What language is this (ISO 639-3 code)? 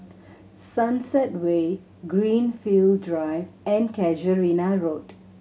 eng